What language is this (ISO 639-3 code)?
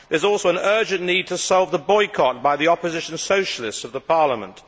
eng